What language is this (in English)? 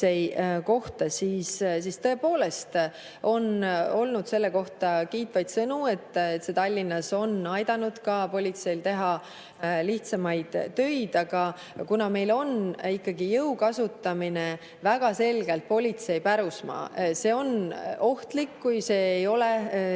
Estonian